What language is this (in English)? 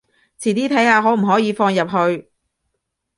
Cantonese